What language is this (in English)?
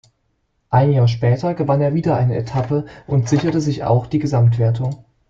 German